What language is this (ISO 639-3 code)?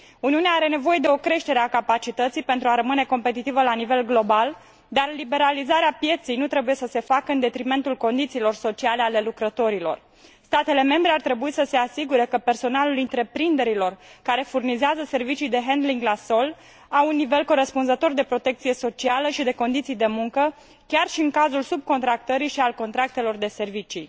ron